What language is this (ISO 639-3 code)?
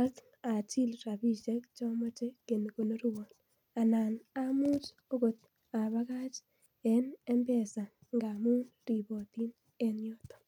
kln